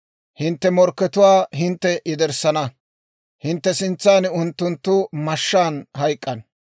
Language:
Dawro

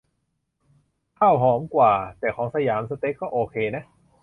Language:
Thai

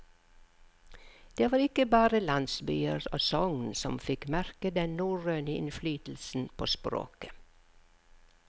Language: Norwegian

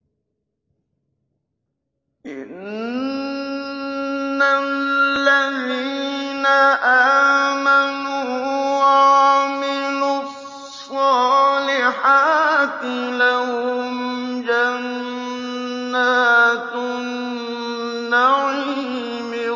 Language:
Arabic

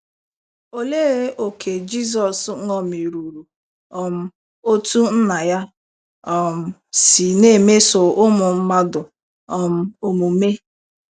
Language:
Igbo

